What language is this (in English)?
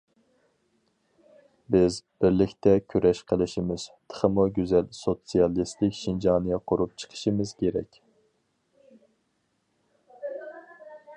Uyghur